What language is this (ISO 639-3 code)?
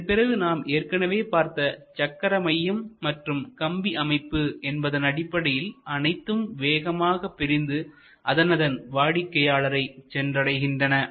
tam